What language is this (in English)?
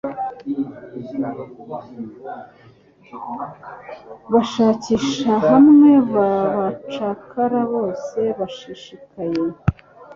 Kinyarwanda